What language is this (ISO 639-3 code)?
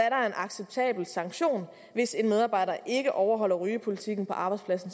dan